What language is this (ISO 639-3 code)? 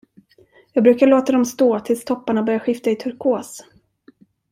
swe